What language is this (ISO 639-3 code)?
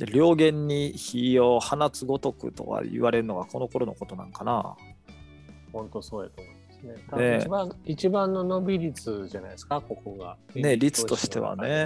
jpn